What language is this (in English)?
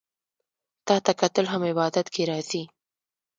Pashto